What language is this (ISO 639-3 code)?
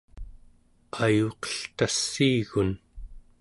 esu